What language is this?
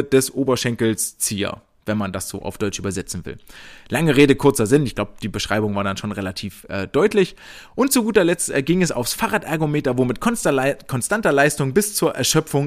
German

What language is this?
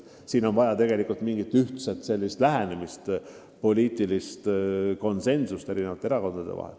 Estonian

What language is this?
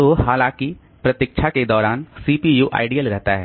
Hindi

